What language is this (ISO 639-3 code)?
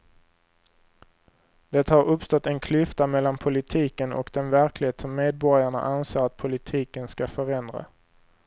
swe